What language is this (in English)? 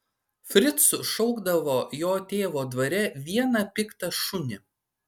Lithuanian